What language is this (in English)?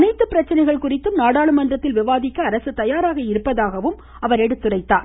Tamil